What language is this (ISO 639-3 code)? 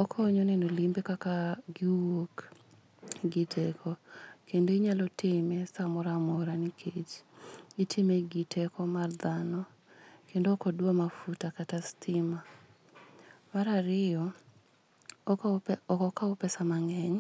luo